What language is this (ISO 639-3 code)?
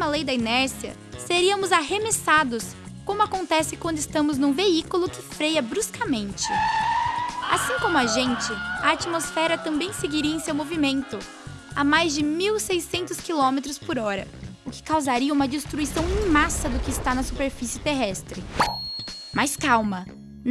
por